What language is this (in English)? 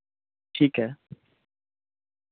Dogri